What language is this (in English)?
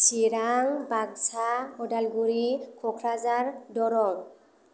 Bodo